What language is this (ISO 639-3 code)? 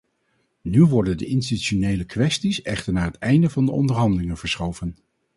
nld